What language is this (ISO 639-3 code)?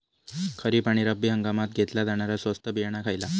mar